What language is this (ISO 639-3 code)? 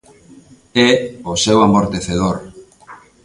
glg